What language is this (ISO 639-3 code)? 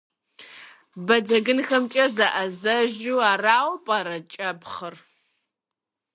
kbd